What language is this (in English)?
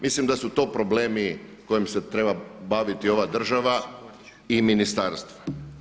Croatian